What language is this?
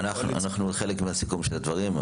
Hebrew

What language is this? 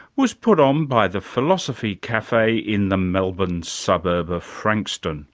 English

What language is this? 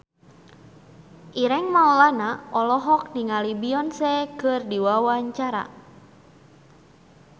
Sundanese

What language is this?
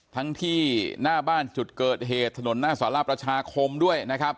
Thai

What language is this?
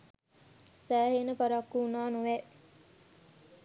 Sinhala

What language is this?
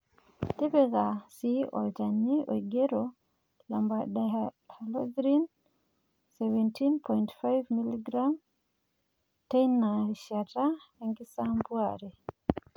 Masai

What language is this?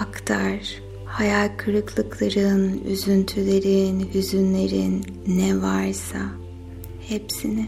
Turkish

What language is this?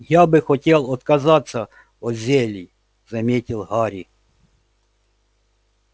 Russian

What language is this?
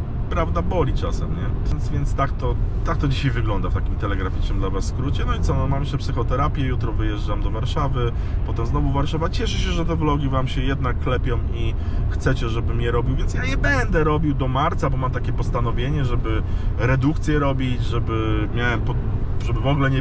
Polish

